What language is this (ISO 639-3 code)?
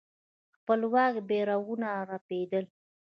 pus